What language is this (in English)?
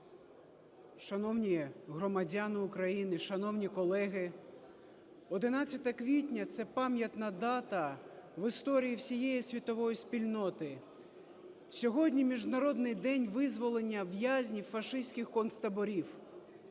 Ukrainian